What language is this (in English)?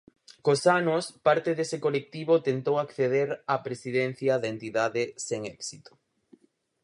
Galician